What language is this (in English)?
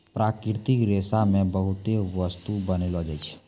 Maithili